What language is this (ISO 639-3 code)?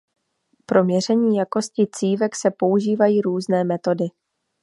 ces